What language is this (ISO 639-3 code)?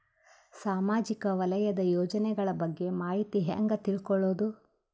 kan